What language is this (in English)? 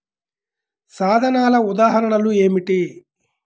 Telugu